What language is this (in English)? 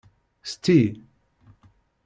Kabyle